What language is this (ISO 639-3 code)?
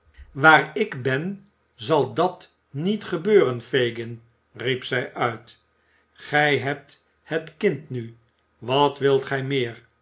nld